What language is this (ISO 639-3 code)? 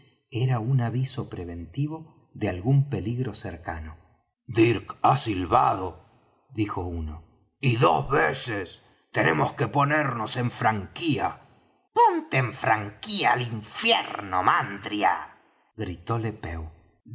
spa